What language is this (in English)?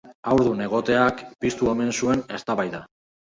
Basque